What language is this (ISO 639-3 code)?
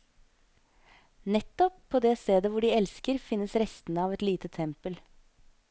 nor